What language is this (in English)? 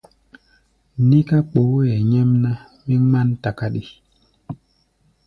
Gbaya